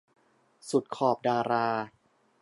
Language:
Thai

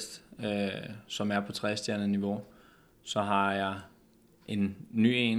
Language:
Danish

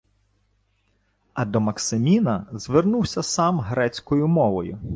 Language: Ukrainian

